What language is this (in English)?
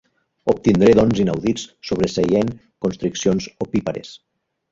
Catalan